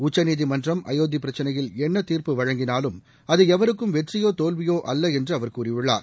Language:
Tamil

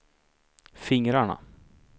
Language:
Swedish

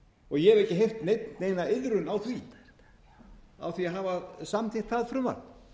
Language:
Icelandic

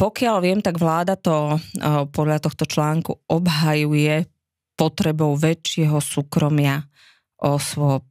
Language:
Slovak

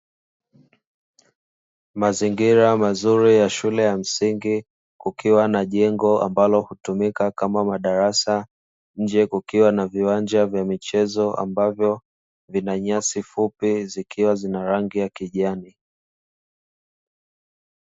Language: Swahili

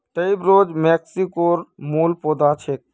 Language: Magahi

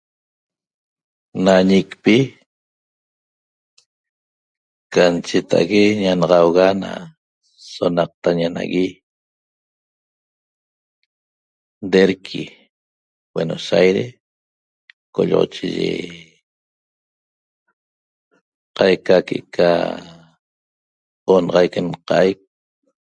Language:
Toba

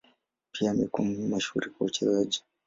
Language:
Swahili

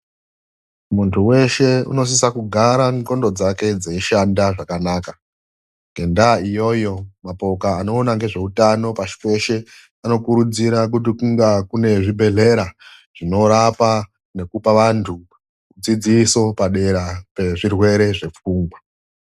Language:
Ndau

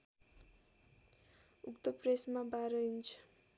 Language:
Nepali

